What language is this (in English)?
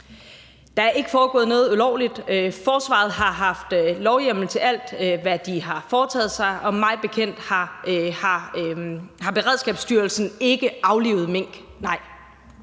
Danish